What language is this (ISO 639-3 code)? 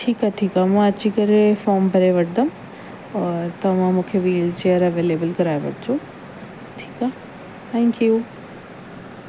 snd